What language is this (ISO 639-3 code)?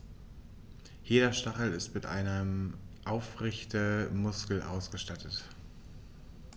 deu